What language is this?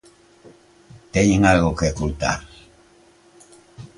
Galician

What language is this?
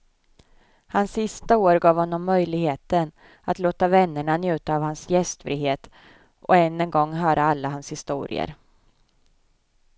Swedish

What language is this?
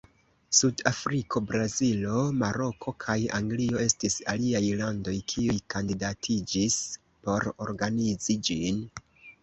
Esperanto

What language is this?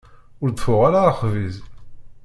Kabyle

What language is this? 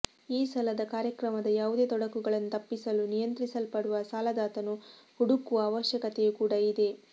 Kannada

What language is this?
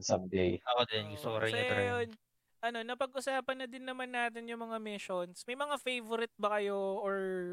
Filipino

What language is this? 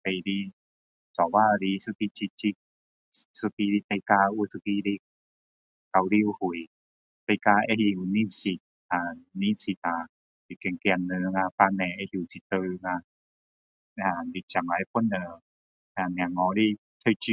Min Dong Chinese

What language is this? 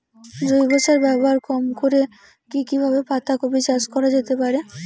Bangla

